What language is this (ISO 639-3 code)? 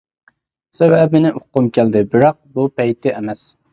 uig